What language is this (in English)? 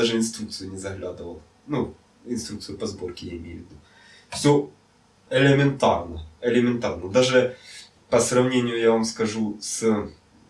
Russian